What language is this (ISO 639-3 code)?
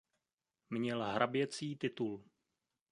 ces